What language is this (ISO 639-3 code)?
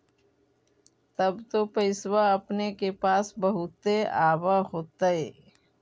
mag